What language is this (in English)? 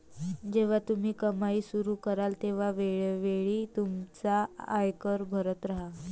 Marathi